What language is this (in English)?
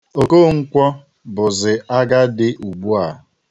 Igbo